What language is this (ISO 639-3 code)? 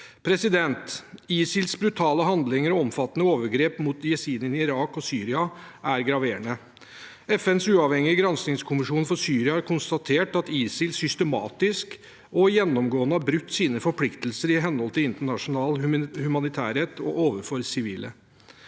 nor